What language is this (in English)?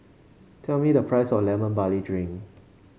English